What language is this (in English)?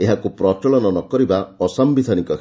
Odia